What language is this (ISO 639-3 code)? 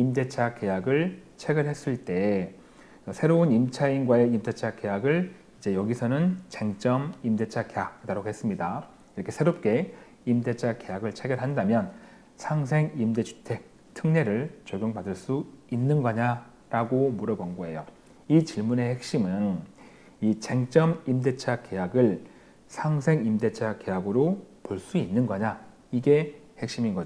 kor